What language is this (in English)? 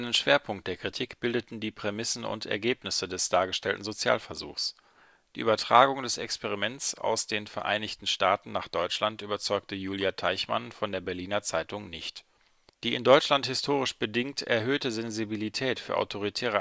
German